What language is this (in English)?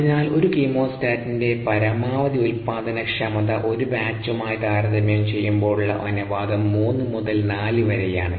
Malayalam